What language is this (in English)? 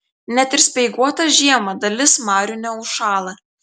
Lithuanian